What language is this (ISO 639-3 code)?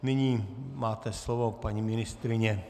ces